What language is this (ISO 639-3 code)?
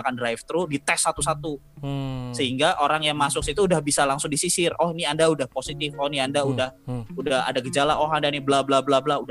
ind